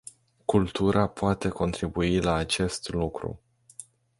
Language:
Romanian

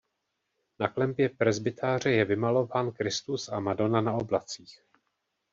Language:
Czech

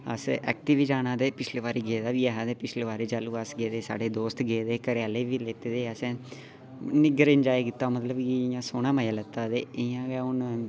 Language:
Dogri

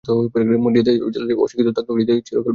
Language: Bangla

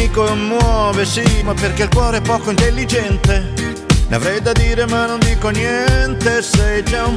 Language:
Croatian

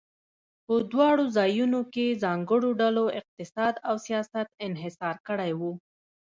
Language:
Pashto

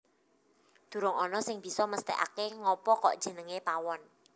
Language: Javanese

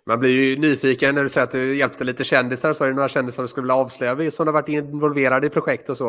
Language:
Swedish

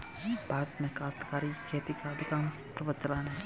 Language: Hindi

